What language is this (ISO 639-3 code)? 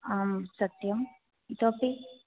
san